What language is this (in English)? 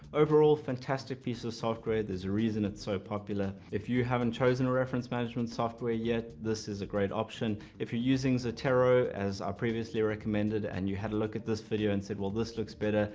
English